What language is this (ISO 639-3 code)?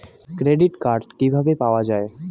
ben